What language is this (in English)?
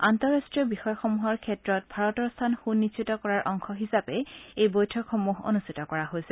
Assamese